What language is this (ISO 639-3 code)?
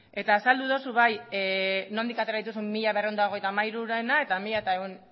eus